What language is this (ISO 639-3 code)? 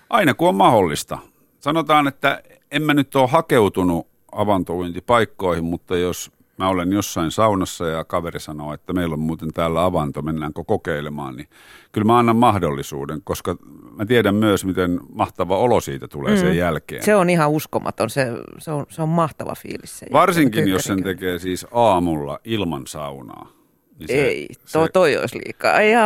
fin